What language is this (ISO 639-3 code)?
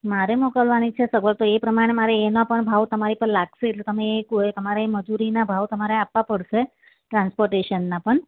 guj